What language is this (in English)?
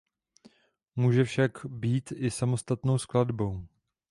Czech